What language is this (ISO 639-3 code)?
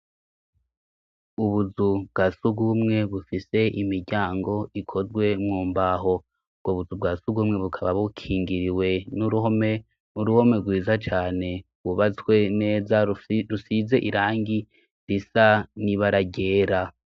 run